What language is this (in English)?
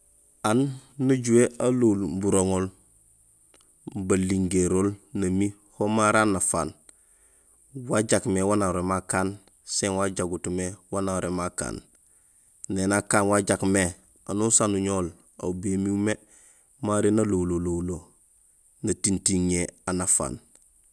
Gusilay